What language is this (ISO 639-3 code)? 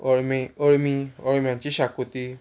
kok